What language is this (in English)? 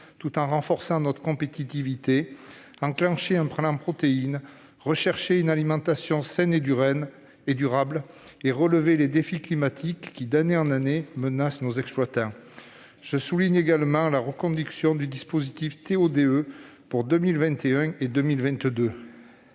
French